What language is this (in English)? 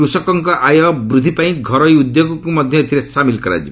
Odia